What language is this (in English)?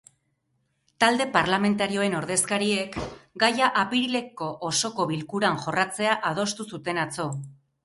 Basque